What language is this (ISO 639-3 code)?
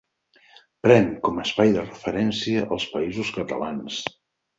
cat